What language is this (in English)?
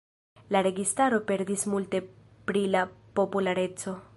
Esperanto